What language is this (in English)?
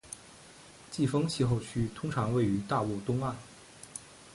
Chinese